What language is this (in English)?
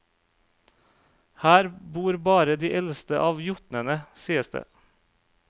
Norwegian